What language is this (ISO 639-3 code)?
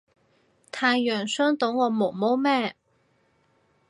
yue